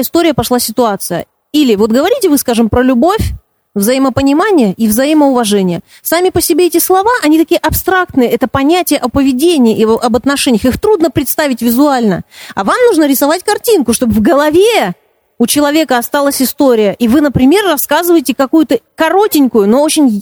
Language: Russian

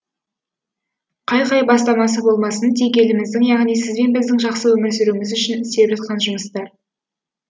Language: Kazakh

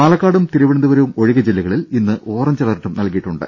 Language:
Malayalam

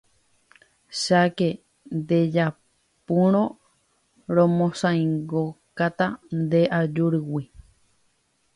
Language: Guarani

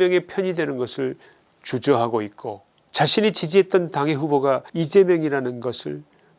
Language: Korean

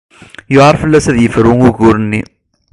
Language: Kabyle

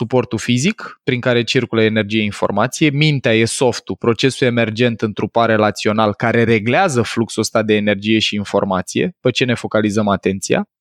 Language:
Romanian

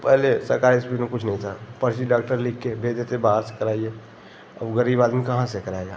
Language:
Hindi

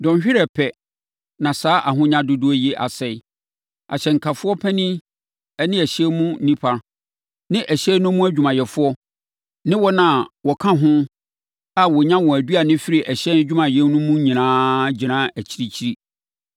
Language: Akan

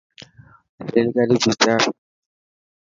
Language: Dhatki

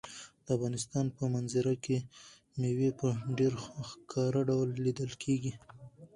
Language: Pashto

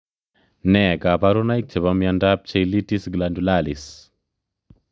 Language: Kalenjin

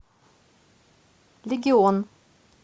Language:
Russian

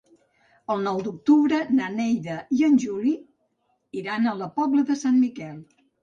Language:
Catalan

